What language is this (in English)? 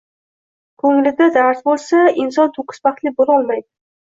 Uzbek